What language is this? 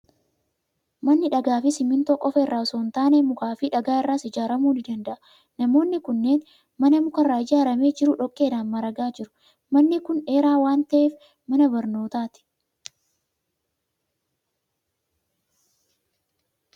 Oromo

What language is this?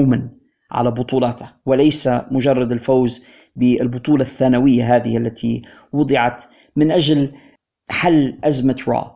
Arabic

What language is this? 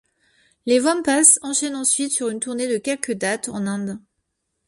French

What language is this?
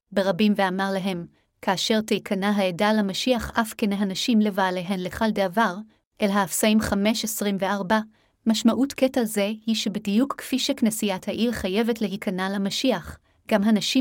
Hebrew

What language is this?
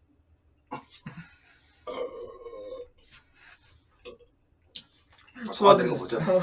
Korean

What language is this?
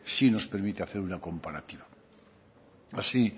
Spanish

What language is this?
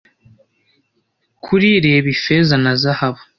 Kinyarwanda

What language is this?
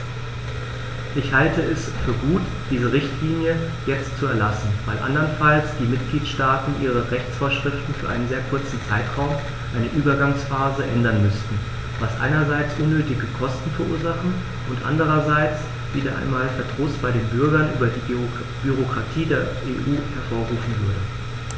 German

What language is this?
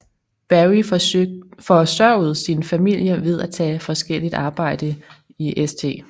Danish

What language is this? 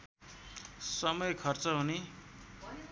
Nepali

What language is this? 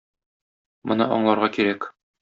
Tatar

